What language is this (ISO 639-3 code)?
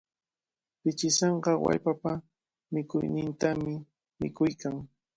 qvl